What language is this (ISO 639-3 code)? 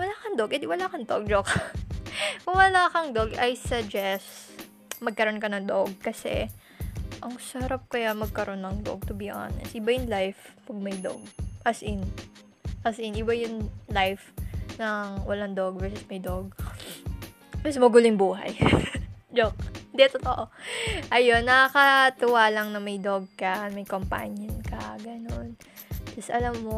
fil